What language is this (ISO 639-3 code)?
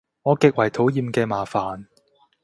yue